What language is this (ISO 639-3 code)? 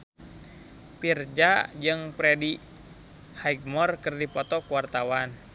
sun